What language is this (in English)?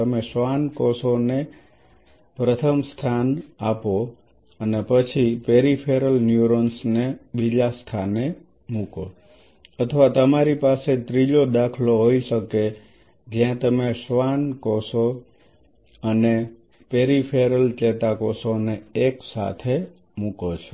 Gujarati